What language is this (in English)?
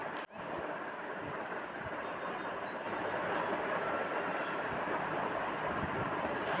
Maithili